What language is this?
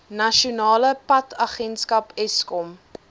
Afrikaans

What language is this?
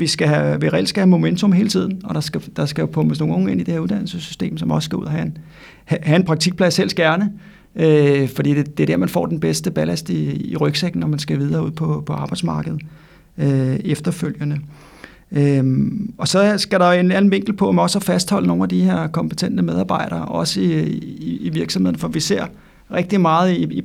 Danish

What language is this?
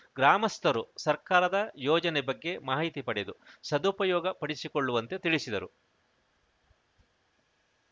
Kannada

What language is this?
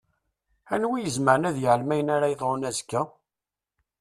Kabyle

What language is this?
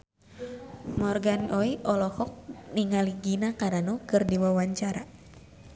Sundanese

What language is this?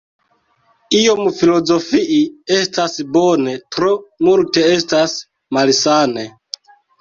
Esperanto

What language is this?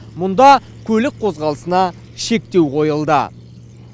Kazakh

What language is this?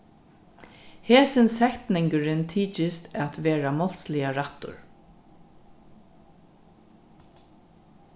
Faroese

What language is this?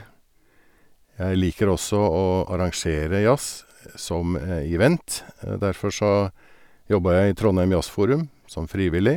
Norwegian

